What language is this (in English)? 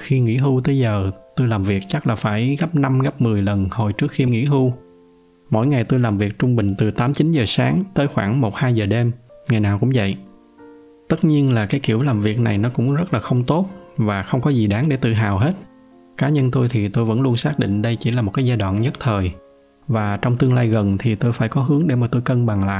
Vietnamese